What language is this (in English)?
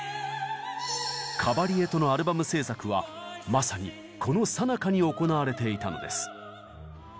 Japanese